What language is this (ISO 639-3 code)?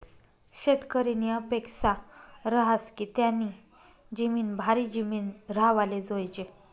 mar